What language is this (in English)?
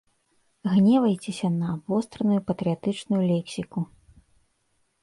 Belarusian